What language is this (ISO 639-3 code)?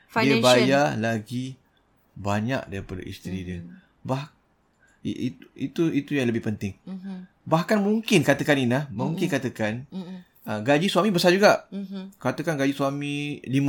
msa